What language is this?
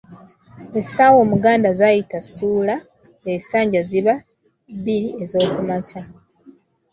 Ganda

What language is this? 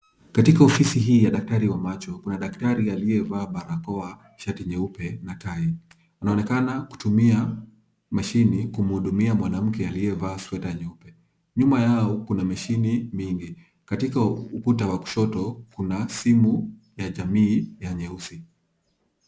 Swahili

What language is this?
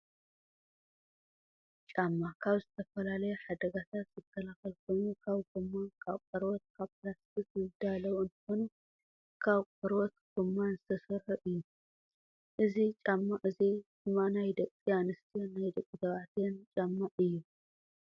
Tigrinya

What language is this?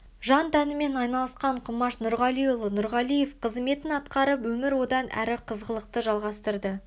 Kazakh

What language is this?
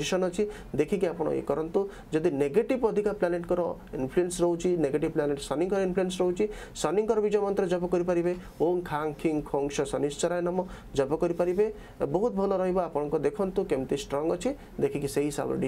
Japanese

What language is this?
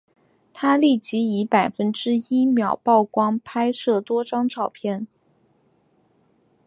Chinese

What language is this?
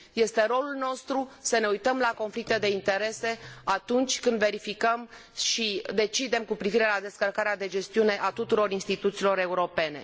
Romanian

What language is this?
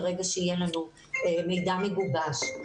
Hebrew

